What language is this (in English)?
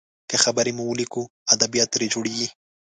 Pashto